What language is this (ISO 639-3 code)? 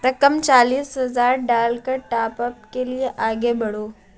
urd